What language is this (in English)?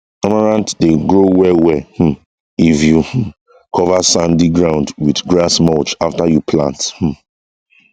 Nigerian Pidgin